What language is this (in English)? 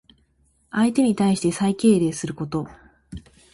Japanese